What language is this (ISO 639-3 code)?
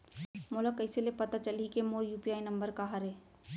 hne